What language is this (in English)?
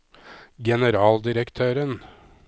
Norwegian